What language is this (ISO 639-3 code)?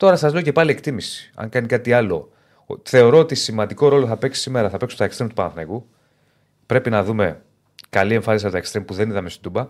ell